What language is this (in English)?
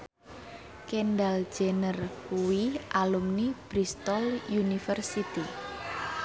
Javanese